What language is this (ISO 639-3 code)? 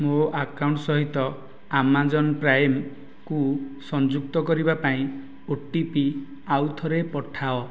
ori